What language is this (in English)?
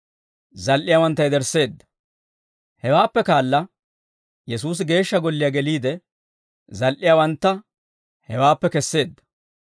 Dawro